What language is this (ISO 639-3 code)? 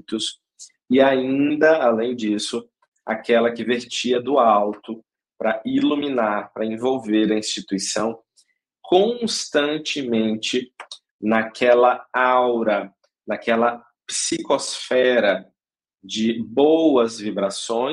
por